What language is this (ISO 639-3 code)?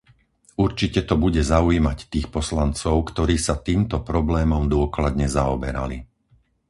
slk